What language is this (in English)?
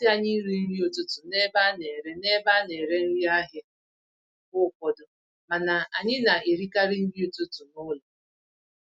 Igbo